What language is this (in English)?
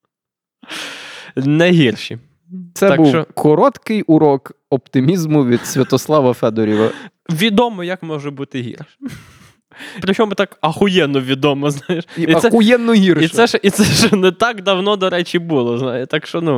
Ukrainian